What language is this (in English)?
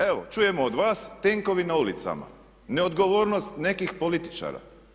Croatian